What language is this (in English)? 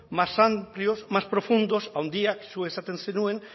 Basque